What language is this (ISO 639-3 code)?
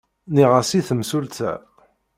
kab